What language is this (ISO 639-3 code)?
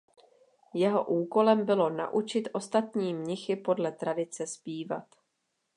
ces